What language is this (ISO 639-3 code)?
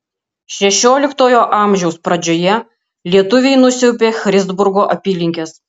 lit